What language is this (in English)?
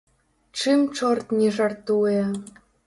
Belarusian